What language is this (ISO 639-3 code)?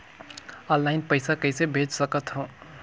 hne